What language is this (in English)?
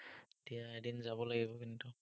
Assamese